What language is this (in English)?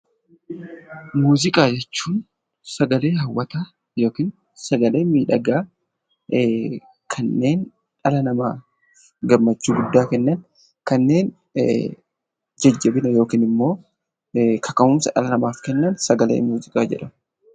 Oromo